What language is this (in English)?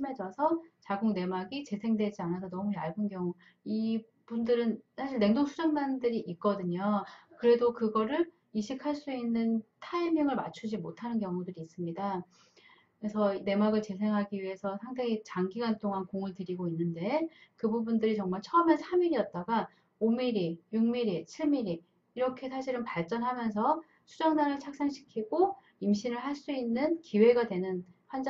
Korean